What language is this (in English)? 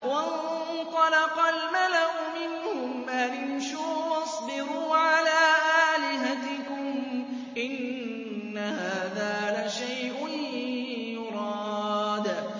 Arabic